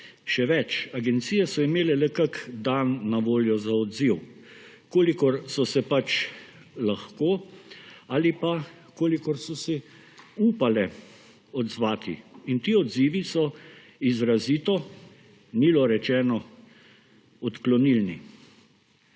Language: Slovenian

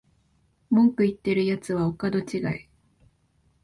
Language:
Japanese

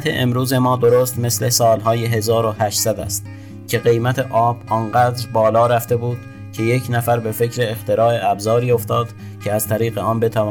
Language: Persian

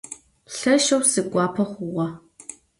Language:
Adyghe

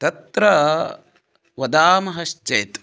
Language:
Sanskrit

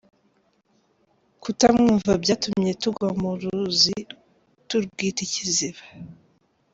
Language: Kinyarwanda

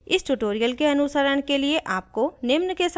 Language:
Hindi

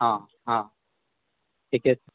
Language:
Maithili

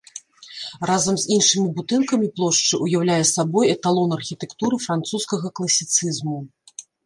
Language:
Belarusian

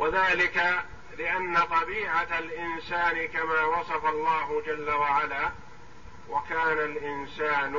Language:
Arabic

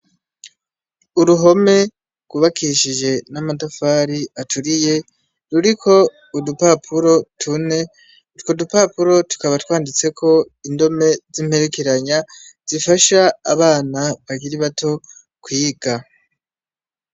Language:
Rundi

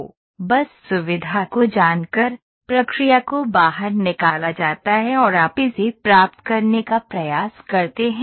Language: Hindi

